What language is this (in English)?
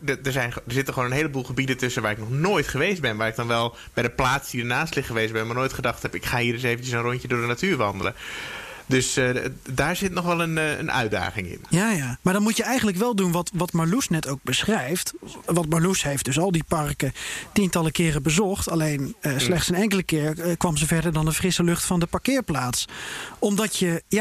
Dutch